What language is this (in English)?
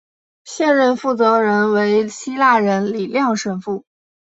Chinese